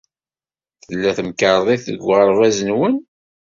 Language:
Kabyle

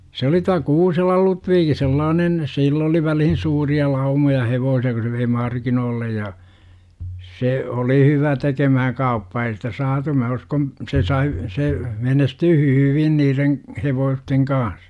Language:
Finnish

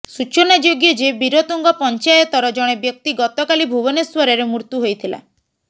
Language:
Odia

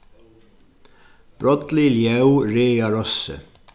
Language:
Faroese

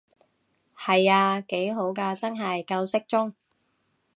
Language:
Cantonese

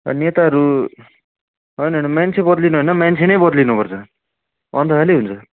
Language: Nepali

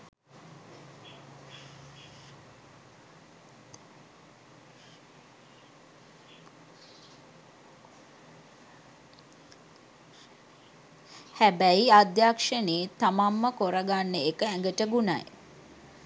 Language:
Sinhala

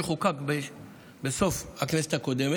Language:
Hebrew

